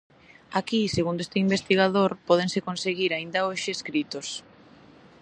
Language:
Galician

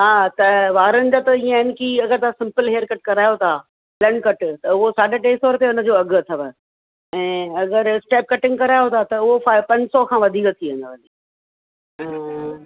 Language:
Sindhi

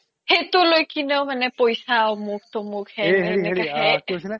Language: Assamese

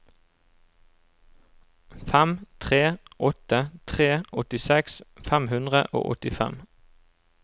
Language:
Norwegian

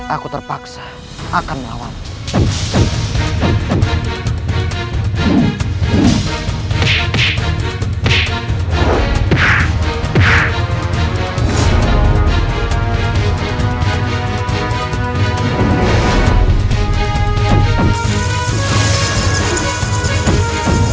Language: Indonesian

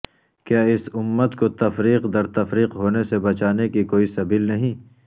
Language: Urdu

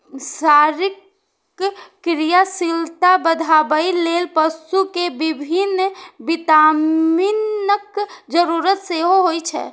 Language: Maithili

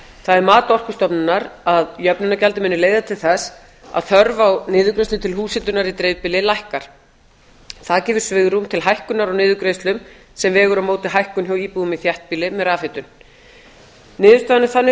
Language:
Icelandic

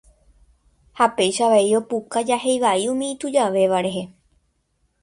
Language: Guarani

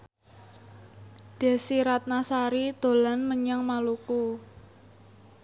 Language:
Javanese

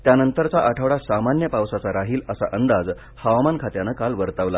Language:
Marathi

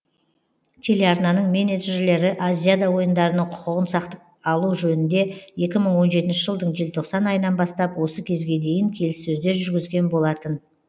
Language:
Kazakh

